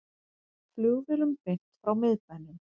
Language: Icelandic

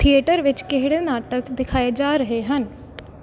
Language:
Punjabi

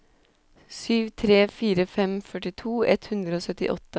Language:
Norwegian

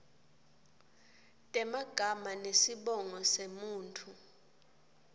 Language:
Swati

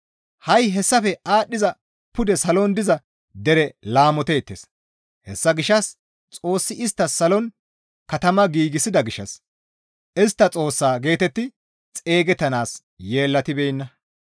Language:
Gamo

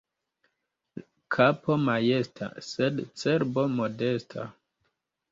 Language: Esperanto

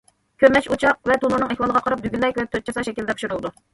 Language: Uyghur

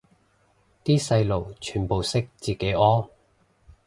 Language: Cantonese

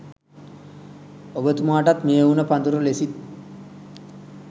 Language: Sinhala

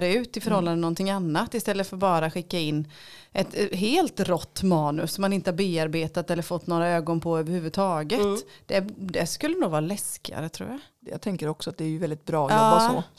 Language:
Swedish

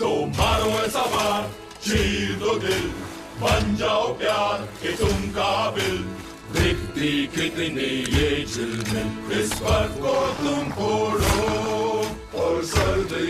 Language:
Romanian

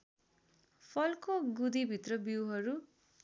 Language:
Nepali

